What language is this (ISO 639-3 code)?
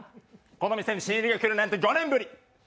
jpn